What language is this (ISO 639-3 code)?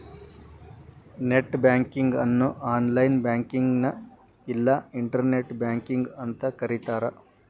kan